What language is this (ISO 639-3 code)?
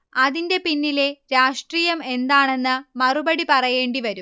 mal